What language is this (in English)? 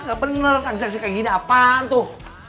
Indonesian